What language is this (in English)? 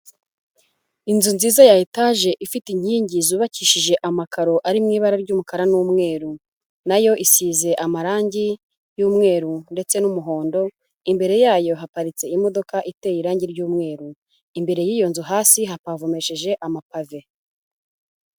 Kinyarwanda